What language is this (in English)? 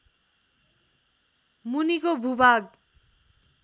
Nepali